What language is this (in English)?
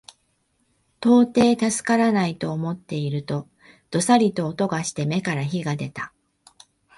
Japanese